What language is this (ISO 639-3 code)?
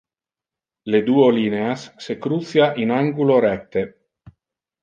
ina